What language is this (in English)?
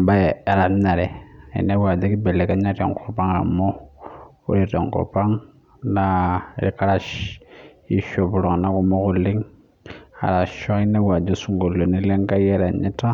Masai